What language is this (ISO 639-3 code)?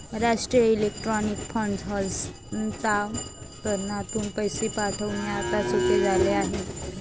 mar